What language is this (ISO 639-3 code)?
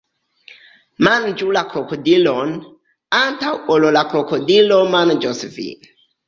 epo